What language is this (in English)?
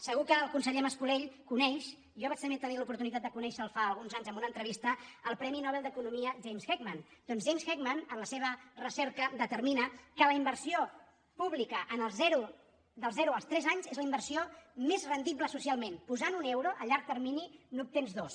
Catalan